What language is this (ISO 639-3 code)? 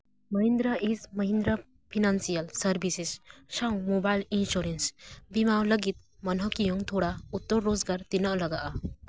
sat